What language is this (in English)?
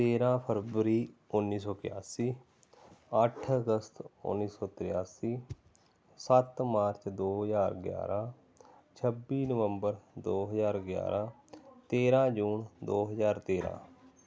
Punjabi